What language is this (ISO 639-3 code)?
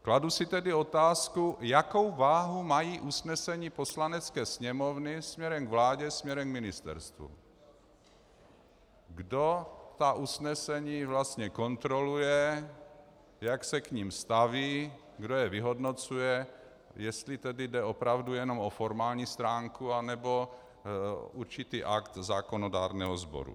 ces